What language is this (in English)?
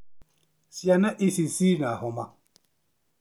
Kikuyu